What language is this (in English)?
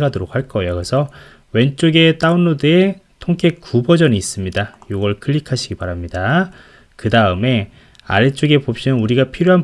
Korean